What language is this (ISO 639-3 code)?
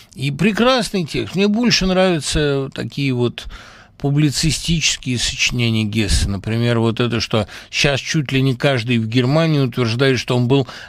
rus